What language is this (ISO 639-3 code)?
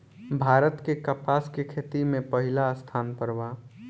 bho